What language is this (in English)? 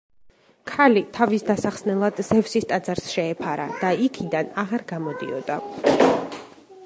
Georgian